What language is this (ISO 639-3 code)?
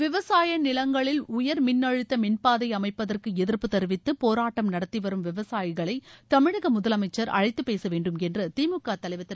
tam